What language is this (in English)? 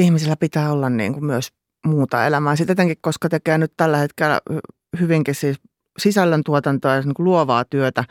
Finnish